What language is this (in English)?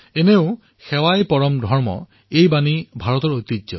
Assamese